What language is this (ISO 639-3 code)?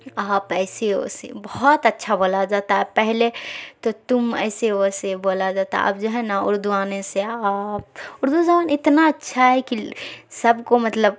urd